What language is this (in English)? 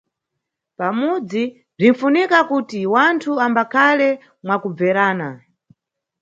Nyungwe